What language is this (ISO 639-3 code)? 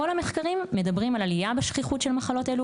heb